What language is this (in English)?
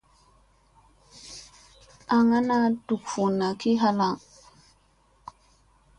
Musey